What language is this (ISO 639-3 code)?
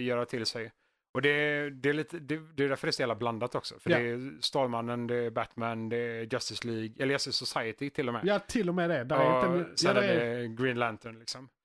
swe